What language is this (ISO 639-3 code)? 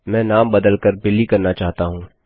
hin